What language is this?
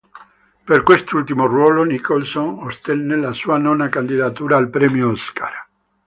Italian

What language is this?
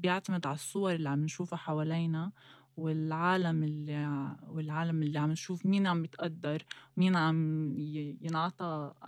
Arabic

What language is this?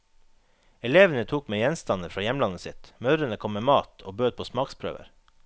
Norwegian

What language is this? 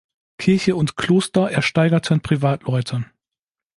German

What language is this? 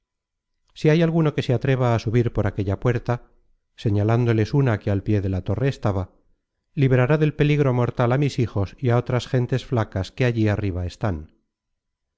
Spanish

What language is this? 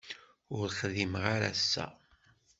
Kabyle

